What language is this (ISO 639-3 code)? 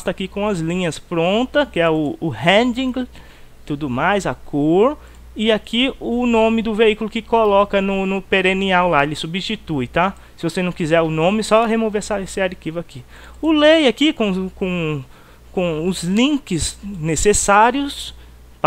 por